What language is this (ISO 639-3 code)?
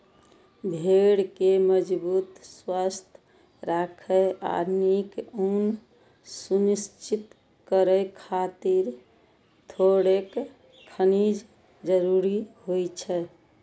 mai